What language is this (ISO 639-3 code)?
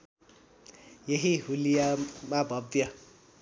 nep